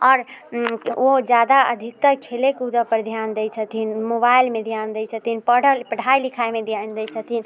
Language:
Maithili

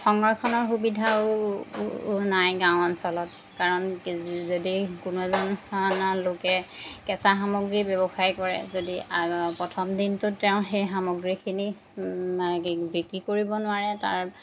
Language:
Assamese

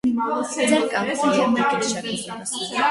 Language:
Armenian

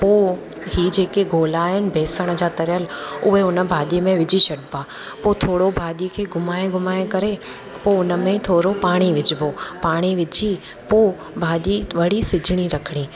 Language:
Sindhi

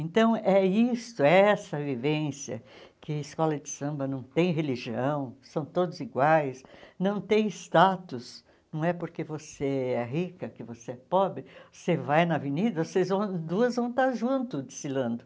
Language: Portuguese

